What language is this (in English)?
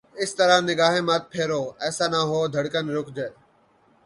Urdu